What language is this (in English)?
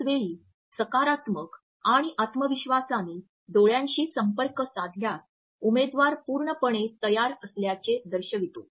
Marathi